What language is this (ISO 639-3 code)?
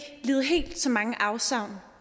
dan